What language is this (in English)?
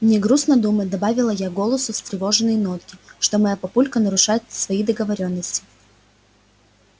Russian